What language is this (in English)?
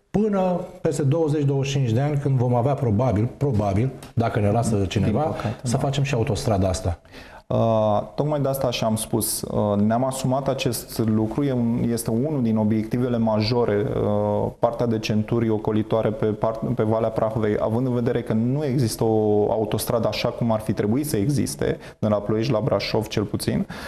Romanian